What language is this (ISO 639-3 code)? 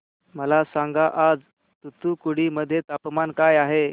mar